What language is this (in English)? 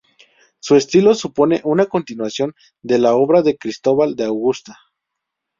Spanish